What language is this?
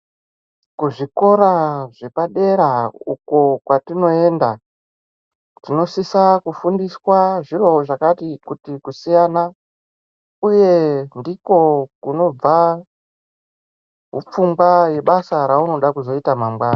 Ndau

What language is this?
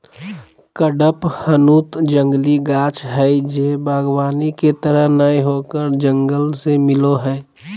Magahi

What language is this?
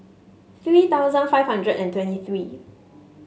English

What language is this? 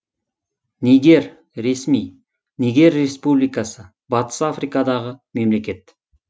Kazakh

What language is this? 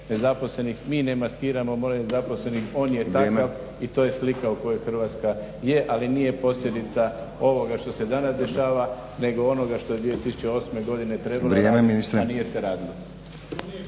Croatian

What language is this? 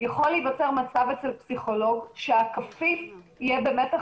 Hebrew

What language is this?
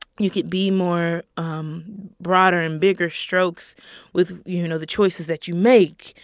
English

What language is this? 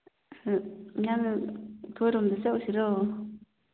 Manipuri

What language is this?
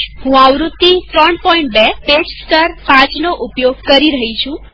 Gujarati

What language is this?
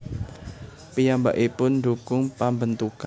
Javanese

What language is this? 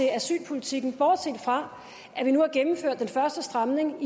Danish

